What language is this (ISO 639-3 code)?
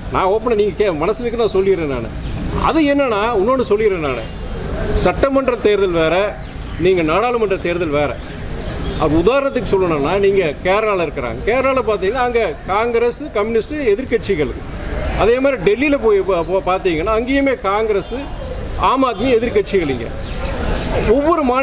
tur